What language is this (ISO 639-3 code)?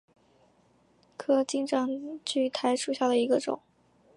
zho